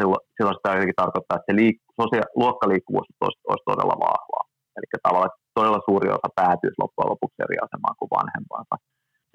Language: Finnish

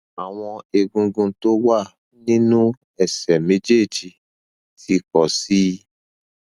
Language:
Yoruba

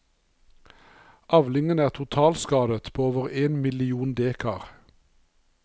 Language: Norwegian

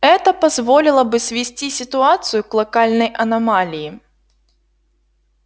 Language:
Russian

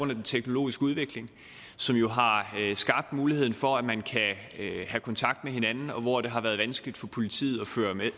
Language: Danish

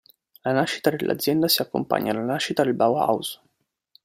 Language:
Italian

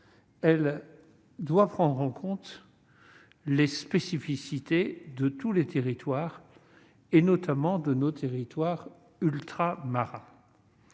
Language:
French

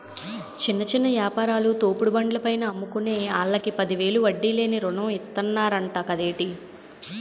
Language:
Telugu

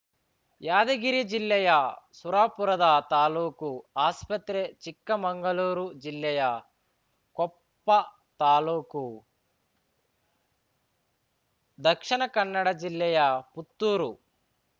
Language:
Kannada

